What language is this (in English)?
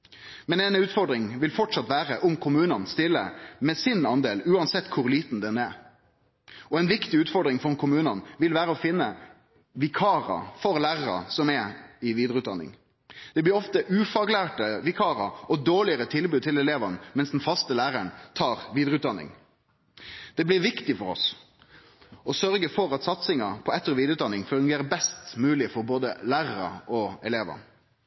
Norwegian Nynorsk